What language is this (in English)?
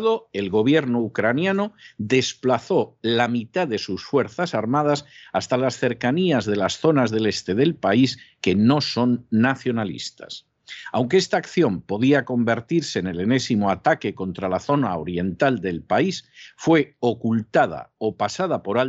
Spanish